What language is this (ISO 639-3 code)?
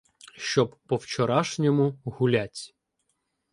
ukr